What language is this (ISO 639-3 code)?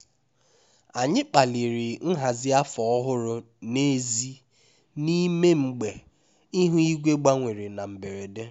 ibo